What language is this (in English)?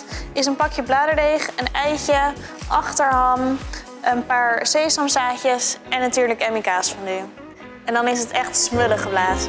Dutch